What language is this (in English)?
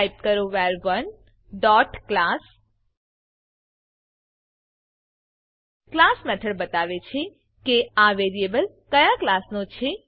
Gujarati